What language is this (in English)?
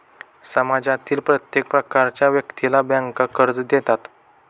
Marathi